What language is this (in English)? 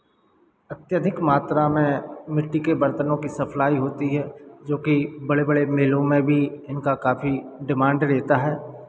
Hindi